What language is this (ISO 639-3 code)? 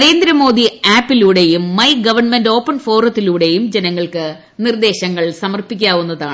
mal